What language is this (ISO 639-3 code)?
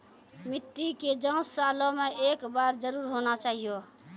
mai